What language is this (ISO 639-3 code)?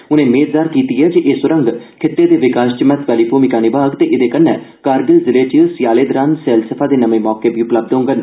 doi